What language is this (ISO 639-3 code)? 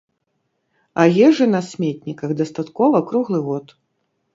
bel